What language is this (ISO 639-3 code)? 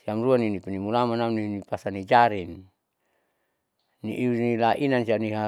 sau